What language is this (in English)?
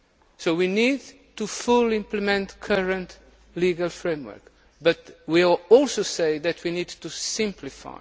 English